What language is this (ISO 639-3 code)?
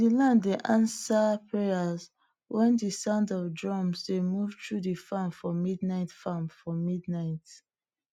pcm